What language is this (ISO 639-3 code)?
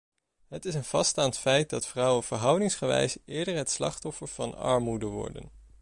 nld